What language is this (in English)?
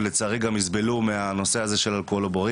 Hebrew